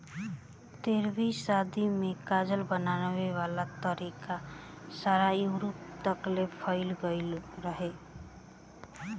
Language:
Bhojpuri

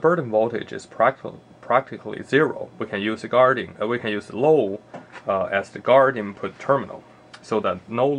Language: English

